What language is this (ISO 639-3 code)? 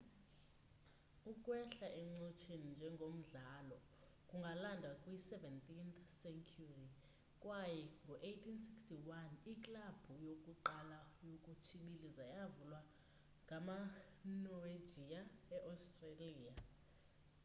xho